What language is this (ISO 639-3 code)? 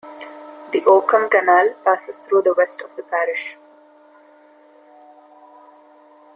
eng